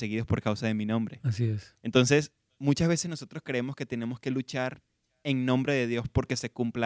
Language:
Spanish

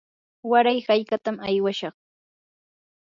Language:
Yanahuanca Pasco Quechua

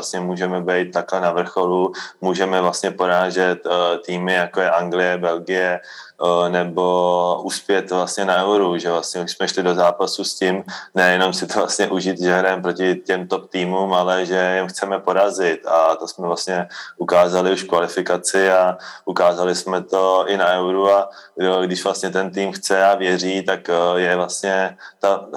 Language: Czech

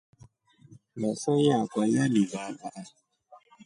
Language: Rombo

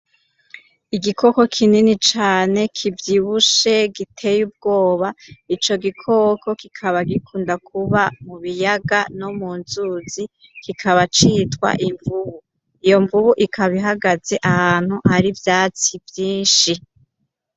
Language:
Rundi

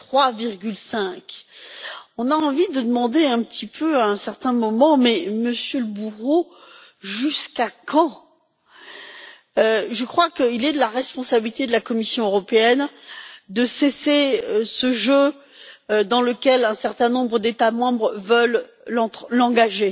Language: French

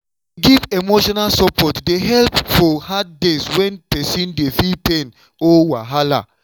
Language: Nigerian Pidgin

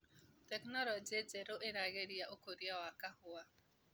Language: Kikuyu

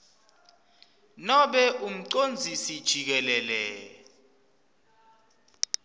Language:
Swati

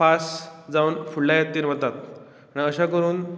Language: Konkani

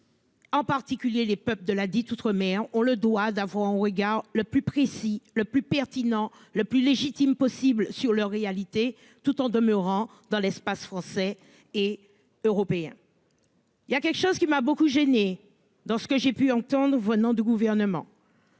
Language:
French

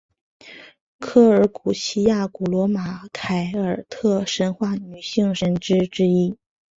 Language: Chinese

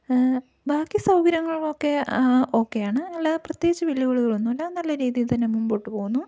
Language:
Malayalam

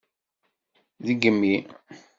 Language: Kabyle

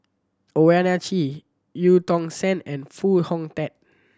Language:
English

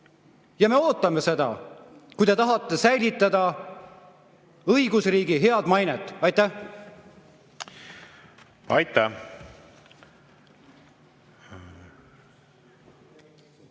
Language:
Estonian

